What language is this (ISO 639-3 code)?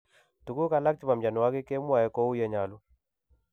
kln